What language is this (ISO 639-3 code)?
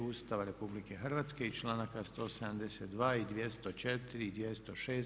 hrv